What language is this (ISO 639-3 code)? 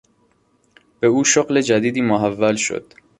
fas